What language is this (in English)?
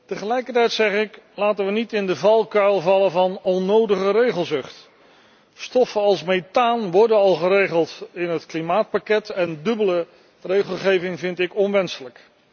Dutch